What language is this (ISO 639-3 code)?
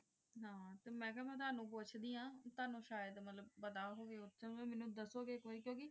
pan